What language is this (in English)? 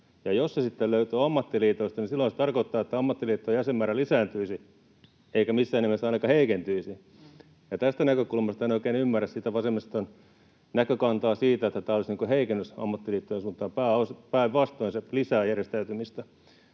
Finnish